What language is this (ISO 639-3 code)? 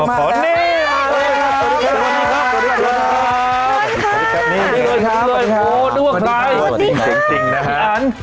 tha